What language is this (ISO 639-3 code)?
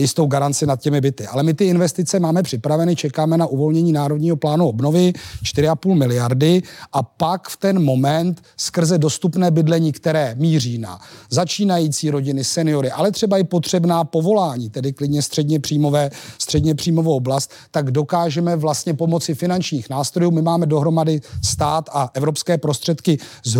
ces